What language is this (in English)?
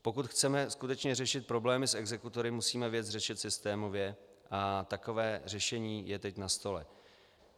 Czech